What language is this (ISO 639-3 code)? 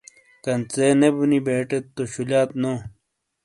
scl